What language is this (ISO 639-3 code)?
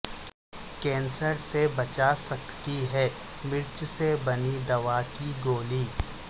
urd